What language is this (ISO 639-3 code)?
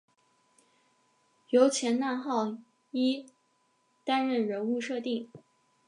zho